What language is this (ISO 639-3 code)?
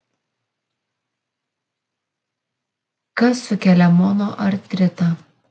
lit